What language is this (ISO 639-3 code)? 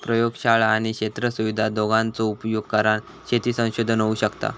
mar